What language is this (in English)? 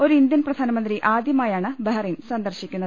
Malayalam